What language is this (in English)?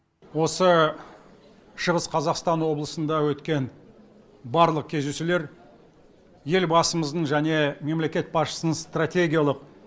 Kazakh